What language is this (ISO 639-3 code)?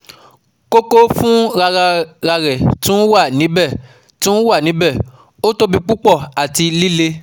yor